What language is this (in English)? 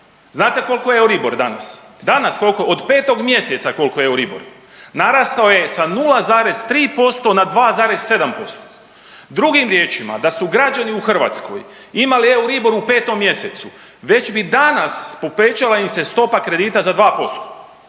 Croatian